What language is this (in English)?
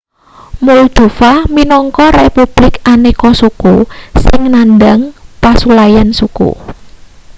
Javanese